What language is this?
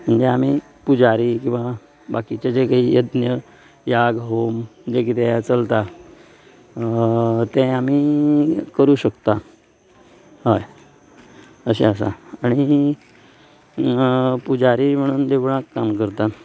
Konkani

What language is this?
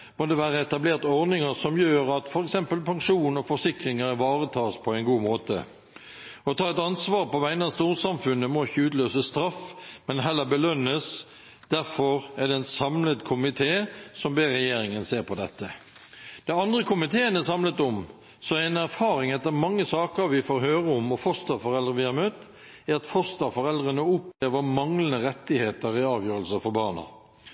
Norwegian Bokmål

